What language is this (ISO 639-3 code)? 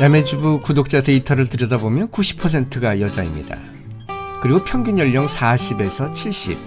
kor